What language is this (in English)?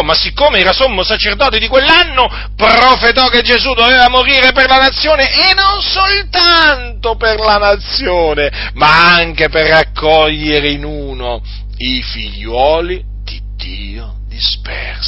Italian